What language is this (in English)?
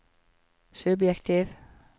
Norwegian